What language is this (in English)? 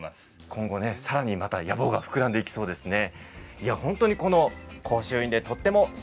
Japanese